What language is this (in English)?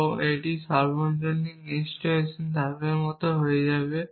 Bangla